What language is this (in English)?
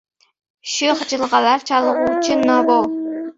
Uzbek